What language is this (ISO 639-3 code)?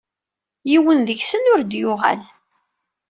kab